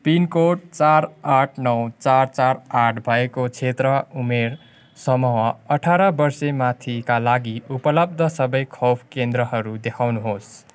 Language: Nepali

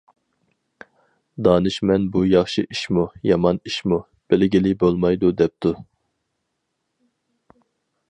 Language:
Uyghur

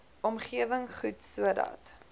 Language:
Afrikaans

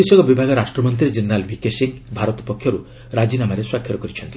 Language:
Odia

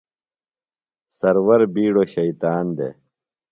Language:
Phalura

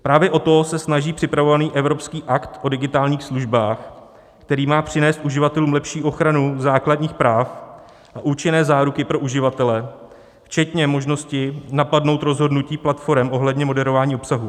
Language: Czech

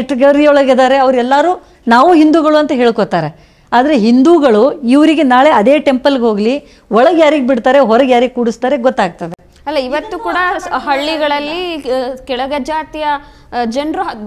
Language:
Kannada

